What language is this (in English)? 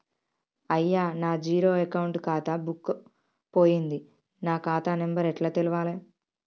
Telugu